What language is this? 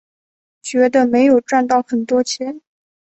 Chinese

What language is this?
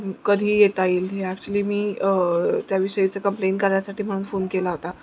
Marathi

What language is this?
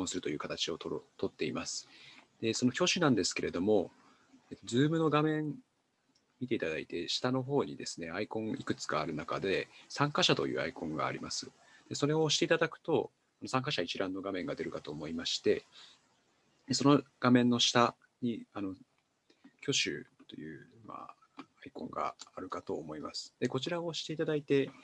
Japanese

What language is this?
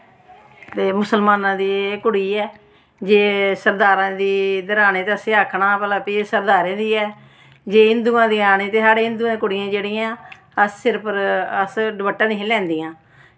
Dogri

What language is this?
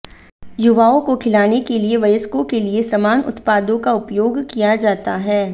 Hindi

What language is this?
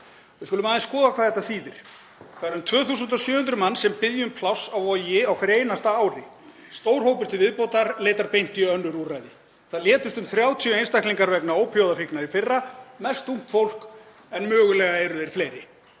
Icelandic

